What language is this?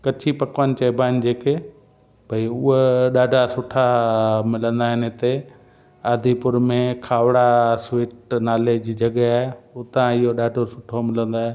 Sindhi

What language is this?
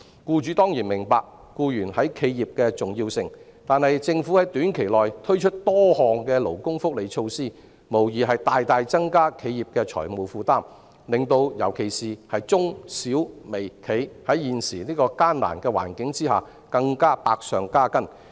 Cantonese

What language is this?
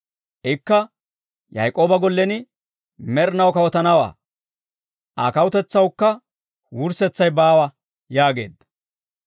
Dawro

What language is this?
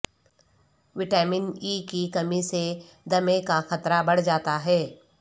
Urdu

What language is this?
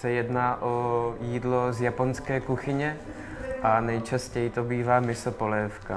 Czech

